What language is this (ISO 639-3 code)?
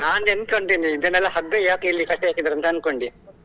kan